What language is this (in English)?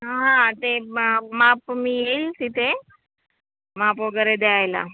Marathi